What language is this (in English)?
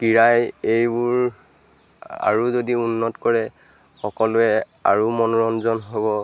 Assamese